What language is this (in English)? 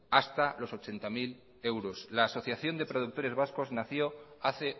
Spanish